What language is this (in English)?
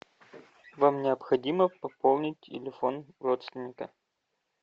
Russian